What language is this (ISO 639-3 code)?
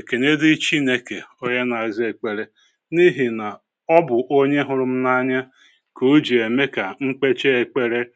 ibo